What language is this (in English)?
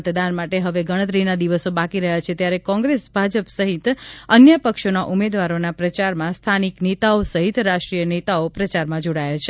Gujarati